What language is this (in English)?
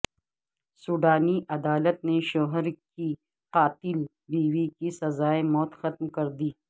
Urdu